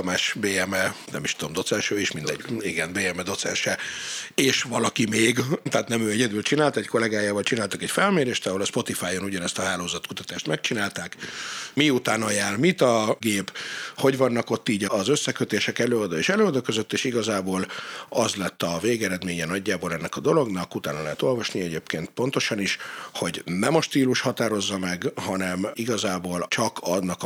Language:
Hungarian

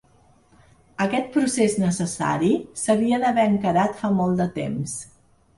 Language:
Catalan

